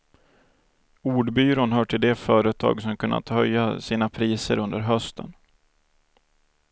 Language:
Swedish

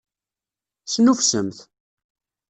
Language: Kabyle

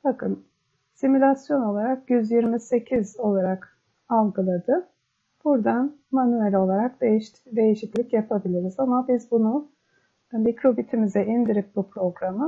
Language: Turkish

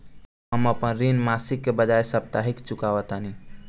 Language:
Bhojpuri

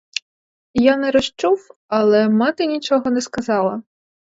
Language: Ukrainian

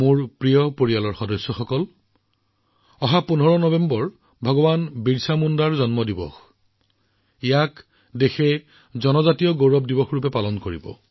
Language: Assamese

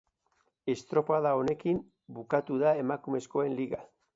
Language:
Basque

